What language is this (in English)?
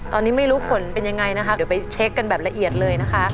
Thai